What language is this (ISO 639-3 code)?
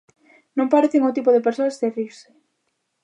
glg